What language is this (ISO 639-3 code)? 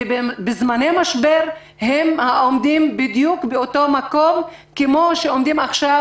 heb